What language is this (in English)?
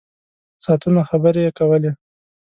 Pashto